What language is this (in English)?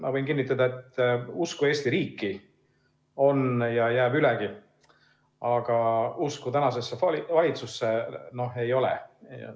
Estonian